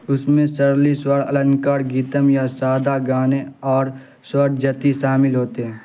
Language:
Urdu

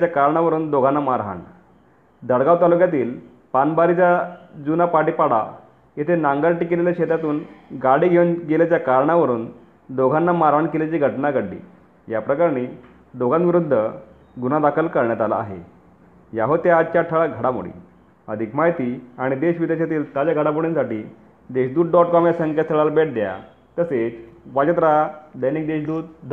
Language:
Marathi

